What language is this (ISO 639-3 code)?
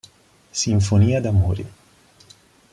ita